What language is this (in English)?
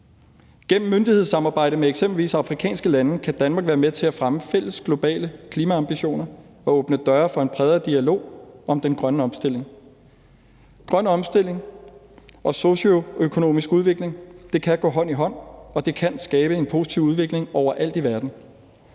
Danish